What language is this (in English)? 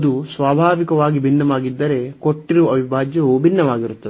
Kannada